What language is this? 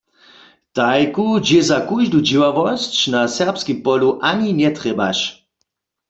Upper Sorbian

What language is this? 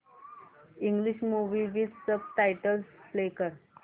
Marathi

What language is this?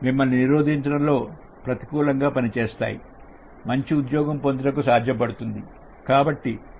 Telugu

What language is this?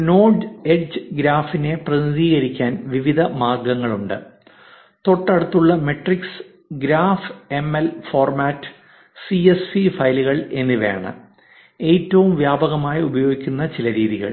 Malayalam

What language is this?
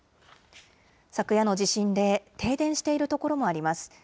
Japanese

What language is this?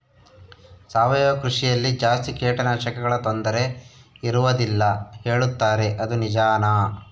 Kannada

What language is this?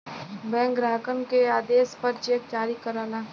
Bhojpuri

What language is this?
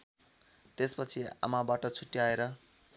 Nepali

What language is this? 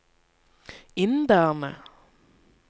Norwegian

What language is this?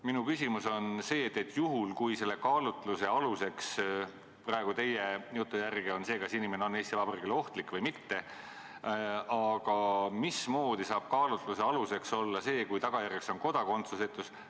Estonian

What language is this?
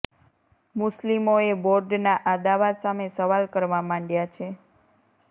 Gujarati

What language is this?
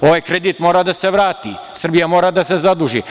Serbian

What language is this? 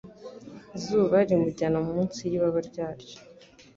Kinyarwanda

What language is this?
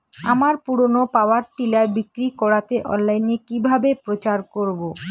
Bangla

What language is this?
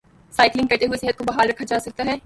Urdu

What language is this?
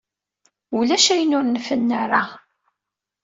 Kabyle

